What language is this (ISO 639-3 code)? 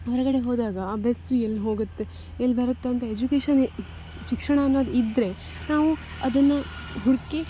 kan